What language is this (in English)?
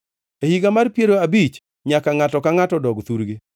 Luo (Kenya and Tanzania)